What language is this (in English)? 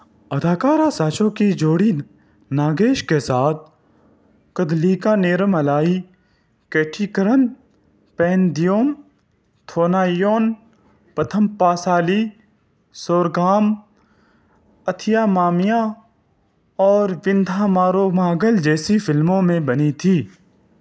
Urdu